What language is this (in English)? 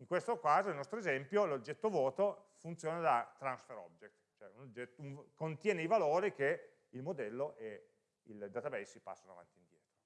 Italian